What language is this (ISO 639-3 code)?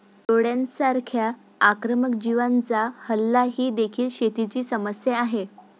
mar